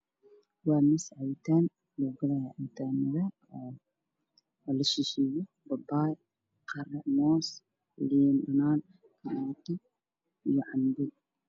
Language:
Somali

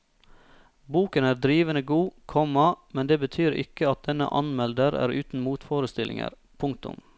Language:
Norwegian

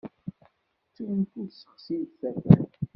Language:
Kabyle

